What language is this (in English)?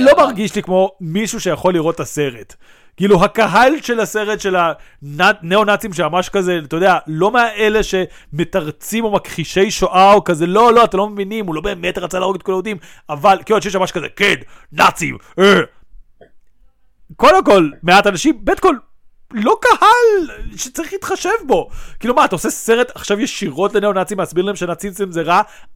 Hebrew